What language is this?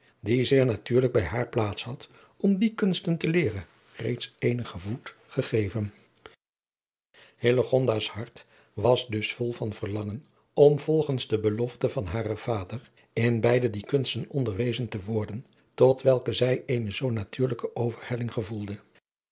Dutch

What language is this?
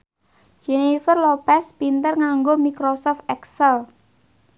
Javanese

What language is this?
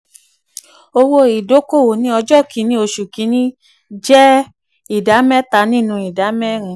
Yoruba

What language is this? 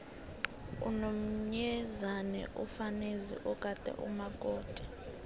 South Ndebele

